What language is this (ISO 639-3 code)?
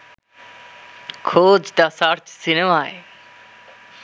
ben